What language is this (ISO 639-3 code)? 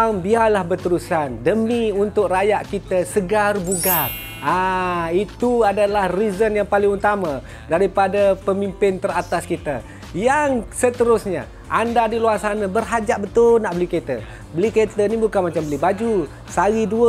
msa